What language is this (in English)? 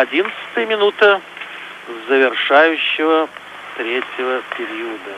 Russian